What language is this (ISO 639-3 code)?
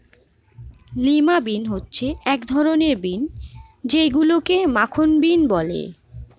ben